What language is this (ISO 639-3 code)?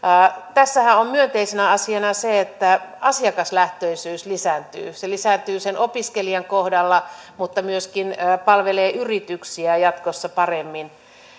fin